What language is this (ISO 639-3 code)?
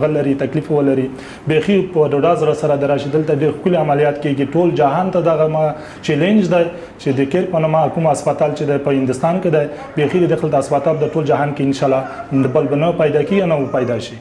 fas